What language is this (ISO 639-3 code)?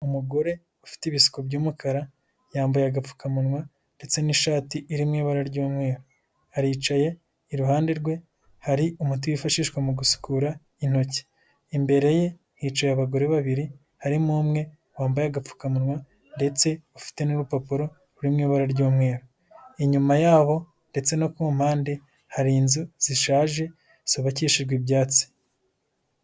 kin